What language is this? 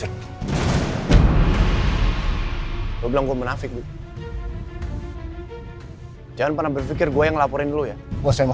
Indonesian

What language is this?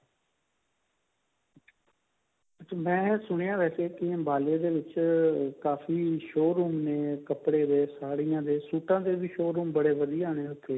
Punjabi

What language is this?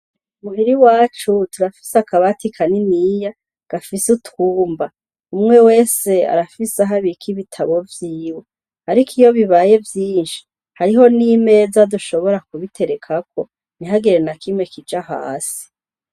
Rundi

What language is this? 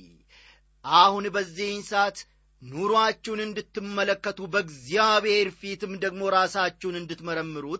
Amharic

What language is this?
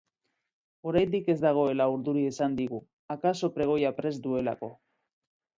Basque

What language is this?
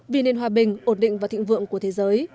Vietnamese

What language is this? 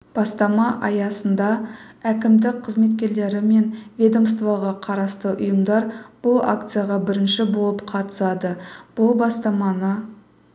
Kazakh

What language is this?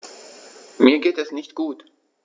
German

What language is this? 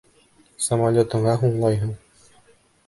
Bashkir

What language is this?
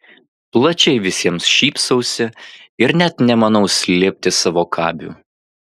Lithuanian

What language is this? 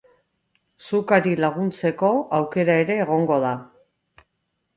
Basque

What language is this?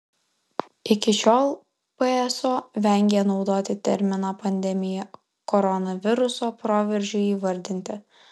Lithuanian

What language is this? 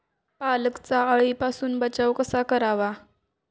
Marathi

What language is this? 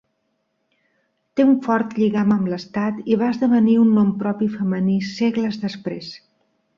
Catalan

